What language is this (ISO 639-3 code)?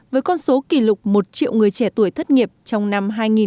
vie